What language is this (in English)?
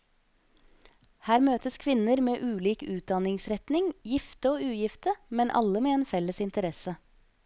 Norwegian